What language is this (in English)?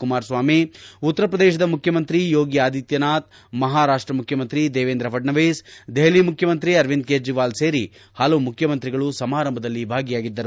Kannada